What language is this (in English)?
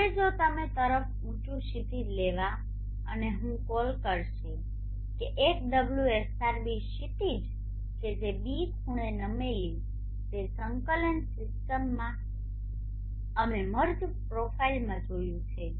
Gujarati